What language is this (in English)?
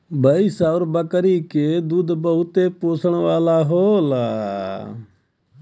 Bhojpuri